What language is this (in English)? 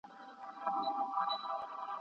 Pashto